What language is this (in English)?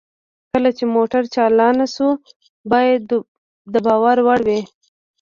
Pashto